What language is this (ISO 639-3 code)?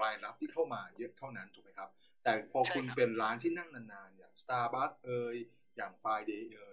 tha